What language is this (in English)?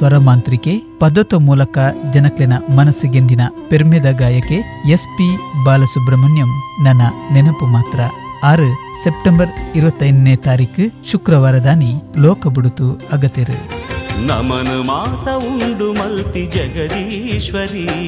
Kannada